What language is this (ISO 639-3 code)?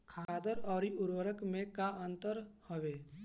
bho